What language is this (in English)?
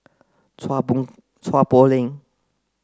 English